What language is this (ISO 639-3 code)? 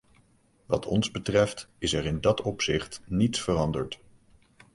nld